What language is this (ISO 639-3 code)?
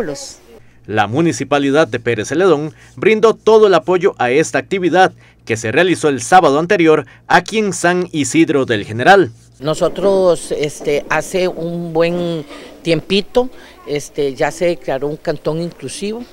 spa